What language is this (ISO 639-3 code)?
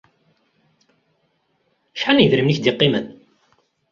kab